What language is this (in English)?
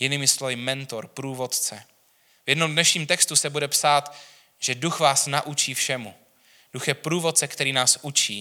Czech